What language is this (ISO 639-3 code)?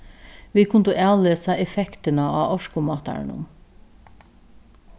fao